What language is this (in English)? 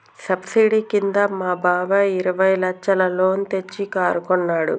Telugu